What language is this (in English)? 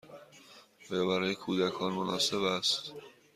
Persian